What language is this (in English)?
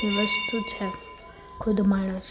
Gujarati